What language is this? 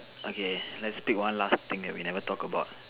English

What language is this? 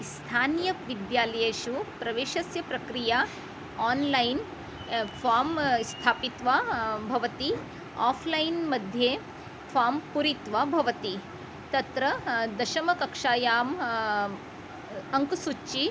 Sanskrit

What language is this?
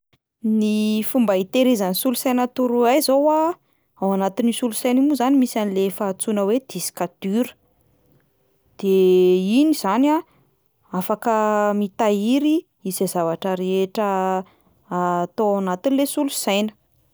Malagasy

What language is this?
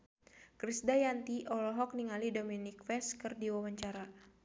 Sundanese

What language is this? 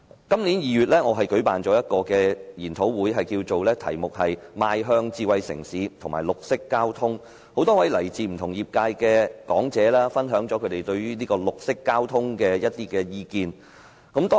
Cantonese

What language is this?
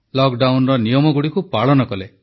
Odia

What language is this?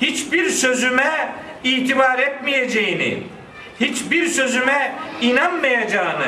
Turkish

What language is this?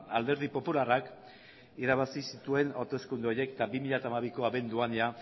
Basque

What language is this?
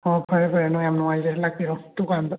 Manipuri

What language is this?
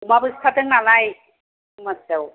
Bodo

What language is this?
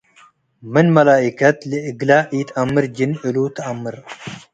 Tigre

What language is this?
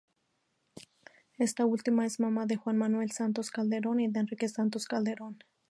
Spanish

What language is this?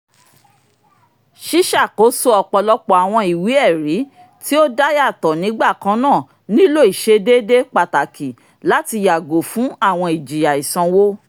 Yoruba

